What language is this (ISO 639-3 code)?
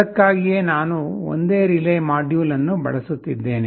kan